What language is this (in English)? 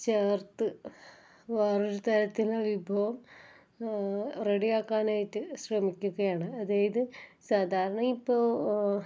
Malayalam